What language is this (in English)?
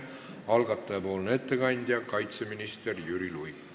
Estonian